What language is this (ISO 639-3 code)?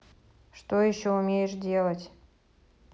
rus